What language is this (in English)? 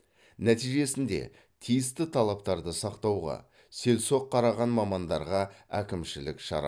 Kazakh